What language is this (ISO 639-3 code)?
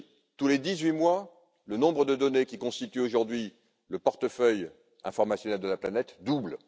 fra